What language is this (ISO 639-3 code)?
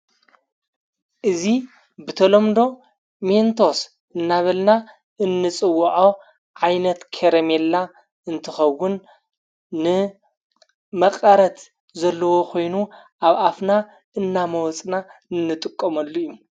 tir